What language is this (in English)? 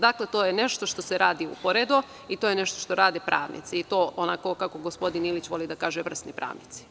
Serbian